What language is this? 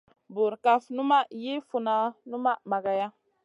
Masana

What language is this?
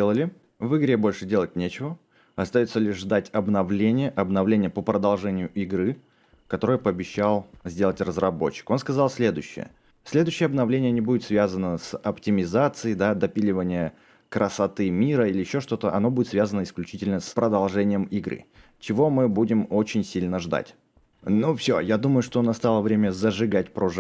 Russian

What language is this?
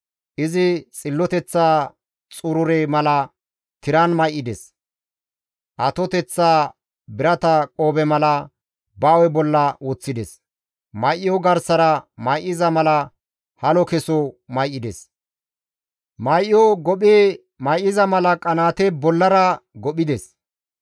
Gamo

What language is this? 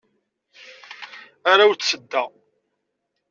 Kabyle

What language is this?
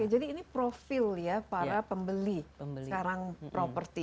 Indonesian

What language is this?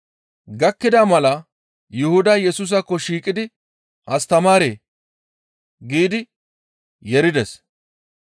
Gamo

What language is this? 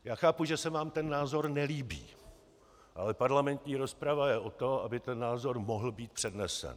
Czech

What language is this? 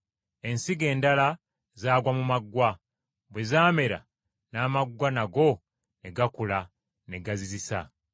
Ganda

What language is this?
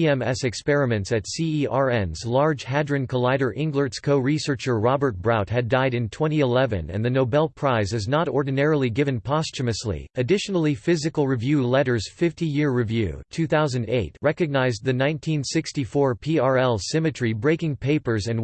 English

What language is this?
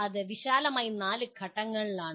Malayalam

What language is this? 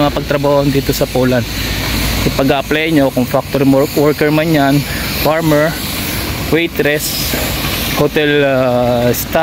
Filipino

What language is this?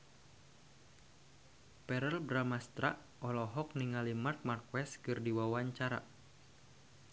Sundanese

